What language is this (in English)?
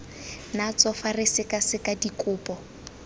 Tswana